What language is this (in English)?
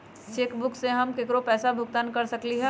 Magahi